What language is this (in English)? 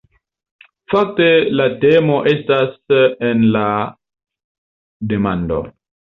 Esperanto